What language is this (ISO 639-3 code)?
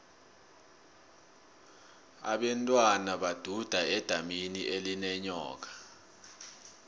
nbl